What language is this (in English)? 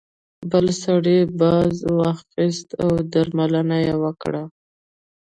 Pashto